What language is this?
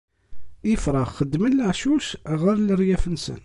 Kabyle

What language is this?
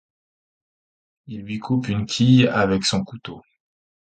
French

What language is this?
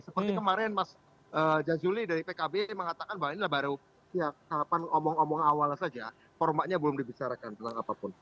Indonesian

